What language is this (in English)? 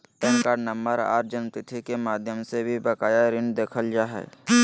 Magahi